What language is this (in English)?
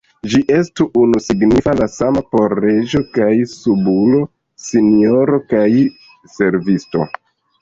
Esperanto